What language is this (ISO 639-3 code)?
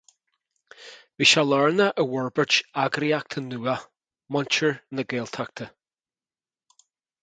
gle